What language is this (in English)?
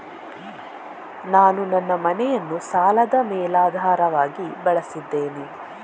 Kannada